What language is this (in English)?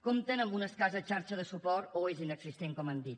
Catalan